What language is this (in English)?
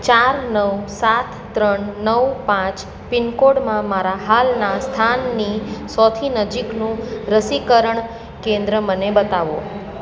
Gujarati